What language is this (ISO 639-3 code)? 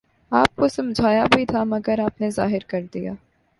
urd